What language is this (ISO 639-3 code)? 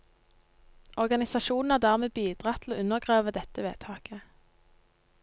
nor